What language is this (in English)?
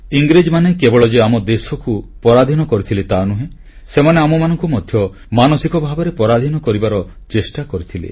Odia